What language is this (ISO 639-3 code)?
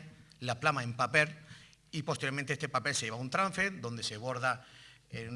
spa